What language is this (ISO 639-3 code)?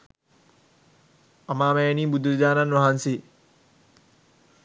sin